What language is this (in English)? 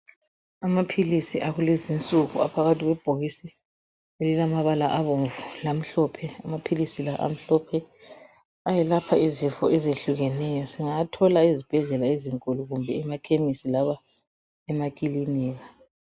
North Ndebele